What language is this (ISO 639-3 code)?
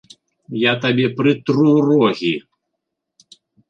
bel